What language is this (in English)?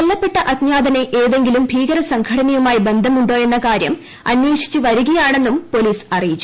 Malayalam